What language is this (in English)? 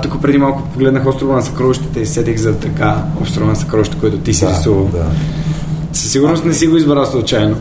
Bulgarian